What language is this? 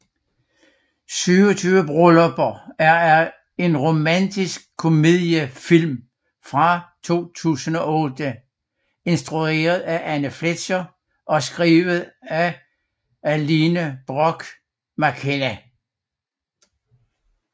Danish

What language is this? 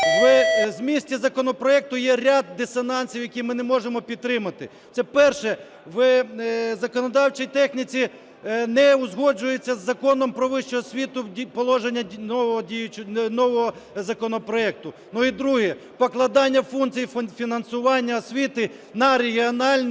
Ukrainian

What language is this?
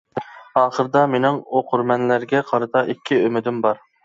Uyghur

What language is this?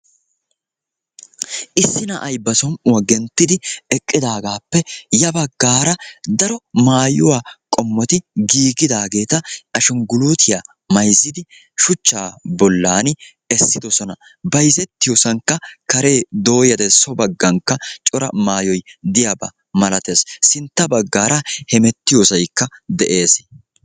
Wolaytta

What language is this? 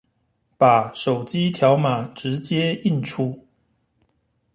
Chinese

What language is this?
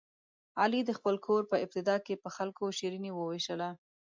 Pashto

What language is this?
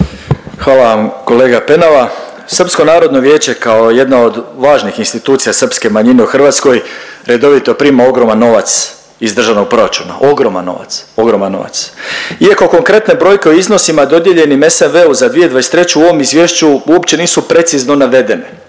Croatian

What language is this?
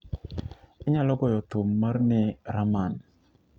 Luo (Kenya and Tanzania)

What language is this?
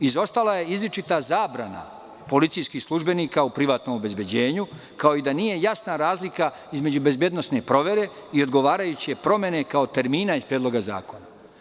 Serbian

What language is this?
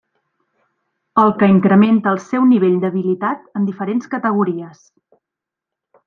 Catalan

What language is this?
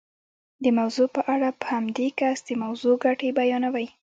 Pashto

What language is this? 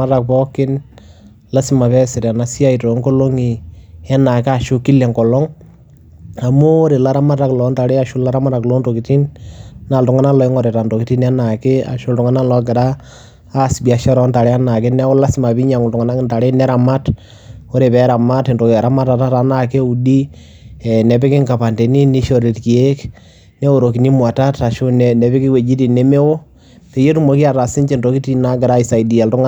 Masai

